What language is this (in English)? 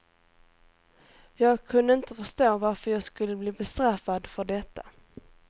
Swedish